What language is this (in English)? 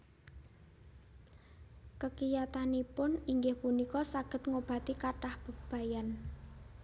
Javanese